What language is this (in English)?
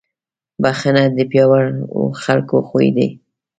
Pashto